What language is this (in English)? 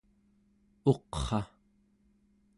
Central Yupik